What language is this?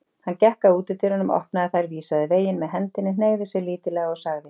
Icelandic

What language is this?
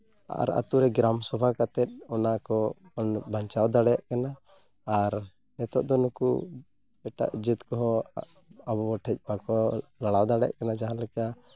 Santali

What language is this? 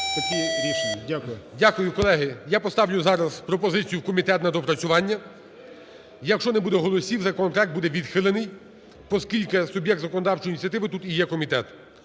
Ukrainian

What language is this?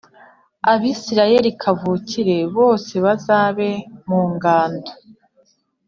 Kinyarwanda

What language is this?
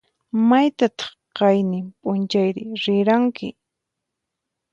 Puno Quechua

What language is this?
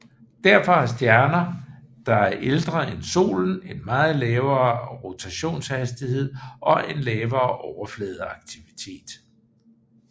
Danish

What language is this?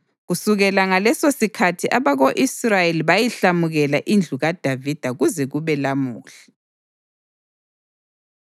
North Ndebele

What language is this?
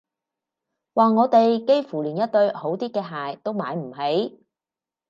Cantonese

